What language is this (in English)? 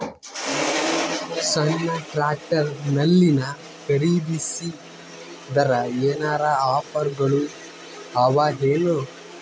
Kannada